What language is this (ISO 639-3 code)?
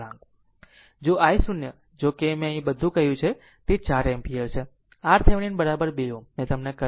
guj